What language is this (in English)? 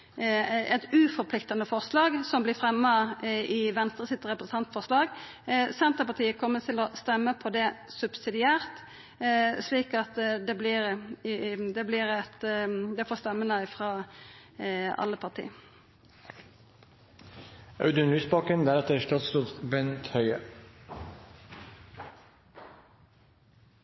Norwegian Nynorsk